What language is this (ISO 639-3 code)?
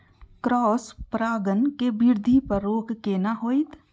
mai